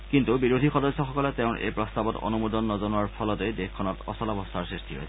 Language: Assamese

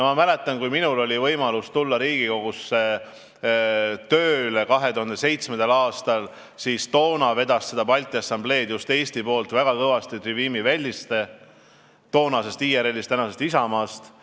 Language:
Estonian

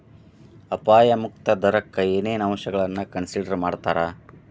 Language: Kannada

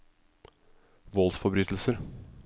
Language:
Norwegian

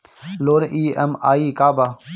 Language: Bhojpuri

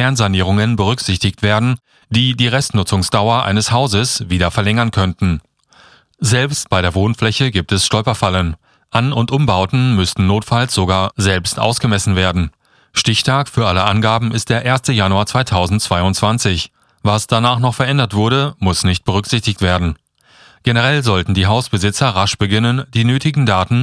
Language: German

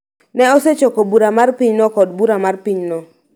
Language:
Luo (Kenya and Tanzania)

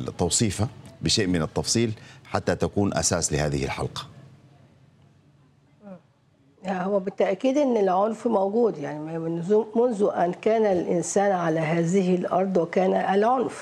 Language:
Arabic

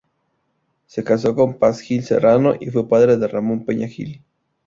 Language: Spanish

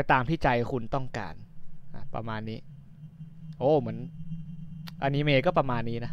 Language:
Thai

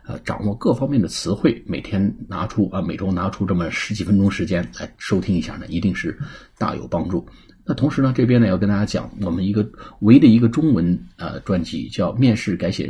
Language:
Chinese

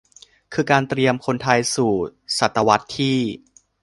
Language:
Thai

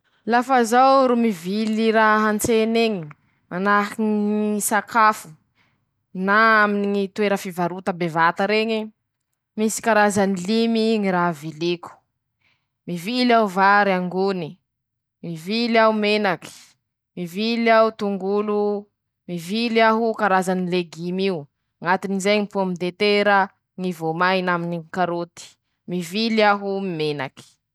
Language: Masikoro Malagasy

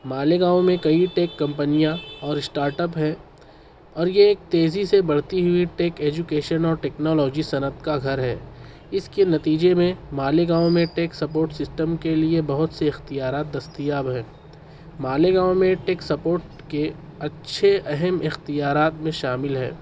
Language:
Urdu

